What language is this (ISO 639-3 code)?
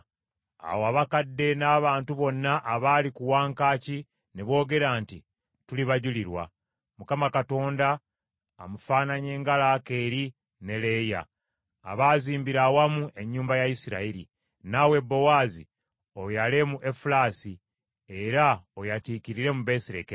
lug